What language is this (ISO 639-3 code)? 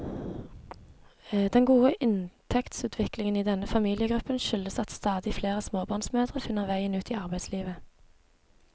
nor